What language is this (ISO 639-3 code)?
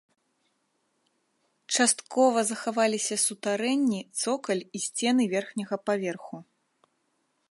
bel